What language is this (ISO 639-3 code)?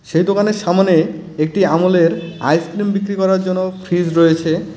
ben